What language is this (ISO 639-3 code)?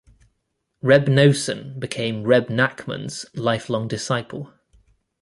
eng